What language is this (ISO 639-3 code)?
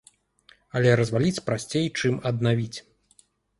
bel